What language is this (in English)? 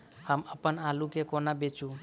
Maithili